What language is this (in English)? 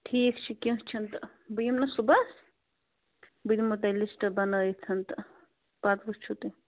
Kashmiri